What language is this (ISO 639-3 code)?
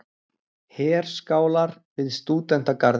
isl